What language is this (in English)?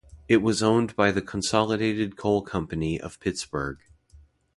English